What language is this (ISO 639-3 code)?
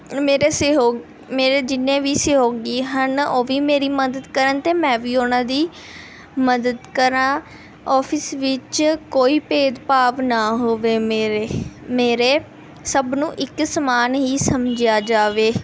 pan